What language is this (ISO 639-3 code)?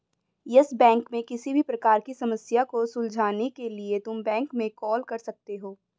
hin